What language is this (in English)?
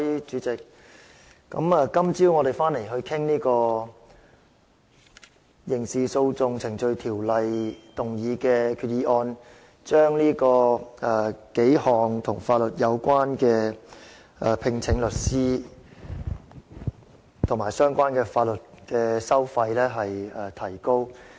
Cantonese